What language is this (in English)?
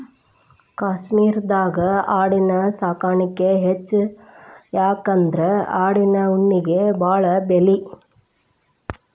Kannada